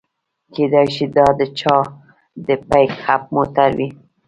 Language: Pashto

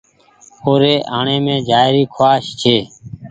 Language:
Goaria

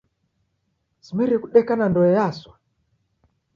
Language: Taita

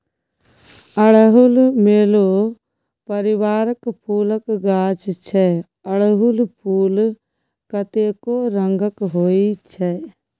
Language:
Maithili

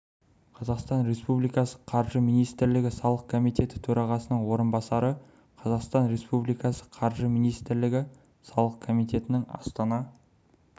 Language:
Kazakh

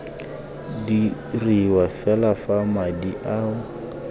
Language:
Tswana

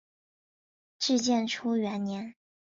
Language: Chinese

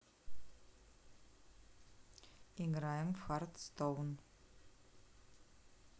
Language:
Russian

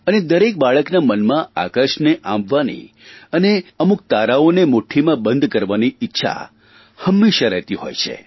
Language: Gujarati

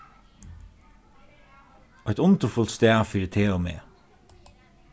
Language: Faroese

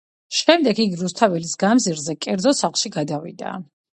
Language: Georgian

